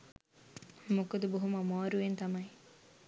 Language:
Sinhala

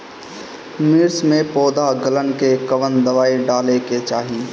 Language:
Bhojpuri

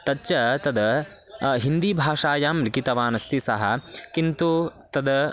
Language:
Sanskrit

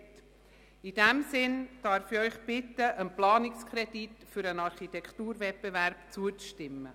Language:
Swiss German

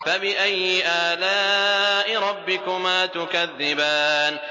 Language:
Arabic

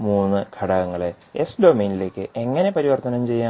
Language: Malayalam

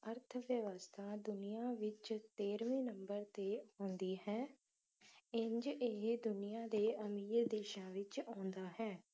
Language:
Punjabi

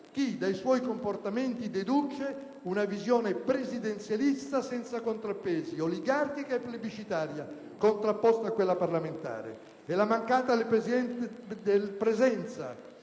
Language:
Italian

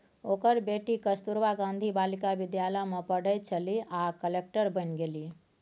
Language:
Maithili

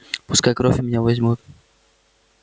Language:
Russian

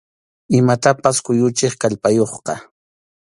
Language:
Arequipa-La Unión Quechua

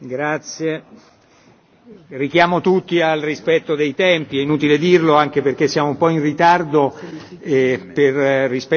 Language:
Italian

